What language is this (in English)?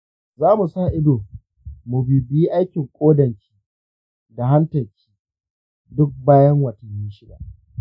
Hausa